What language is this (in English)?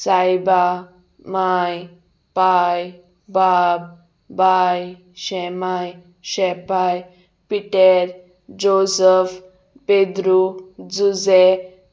Konkani